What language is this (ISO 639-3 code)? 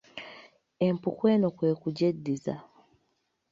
lug